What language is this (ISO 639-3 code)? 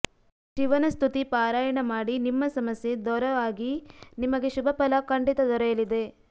kan